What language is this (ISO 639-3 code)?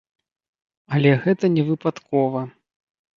bel